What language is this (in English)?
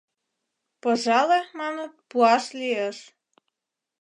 Mari